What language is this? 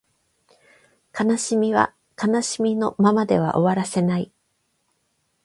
Japanese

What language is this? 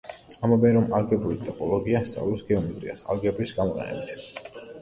Georgian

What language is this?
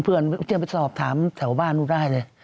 Thai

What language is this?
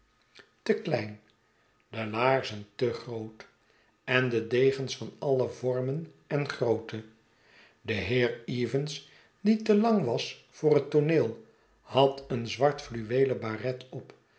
Dutch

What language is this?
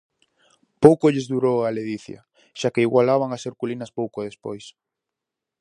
Galician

